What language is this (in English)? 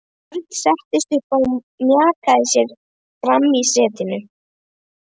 Icelandic